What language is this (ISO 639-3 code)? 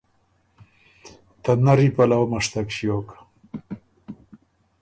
oru